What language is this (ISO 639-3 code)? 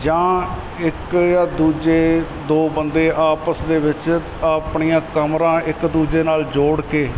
pan